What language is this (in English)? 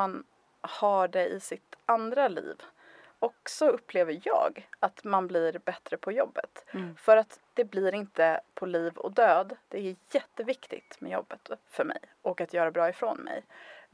Swedish